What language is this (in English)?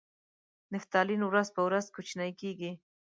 Pashto